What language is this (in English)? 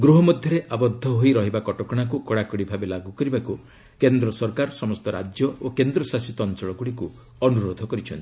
Odia